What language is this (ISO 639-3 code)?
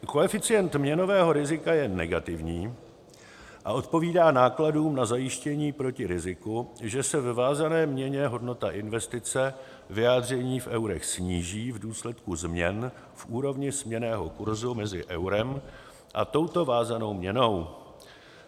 ces